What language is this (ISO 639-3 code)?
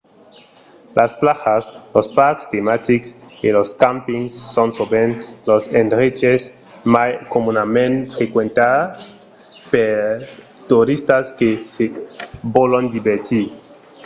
oci